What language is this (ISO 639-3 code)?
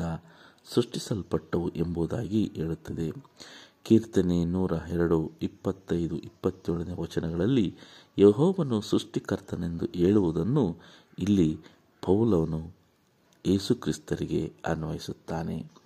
kan